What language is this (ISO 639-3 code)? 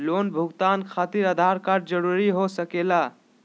mag